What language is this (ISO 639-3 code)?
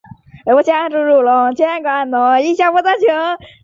zho